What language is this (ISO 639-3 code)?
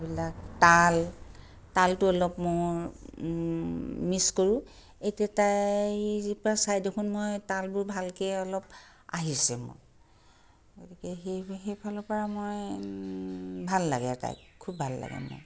asm